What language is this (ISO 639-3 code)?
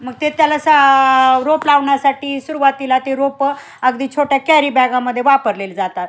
mar